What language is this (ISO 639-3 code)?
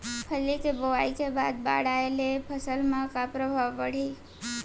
hne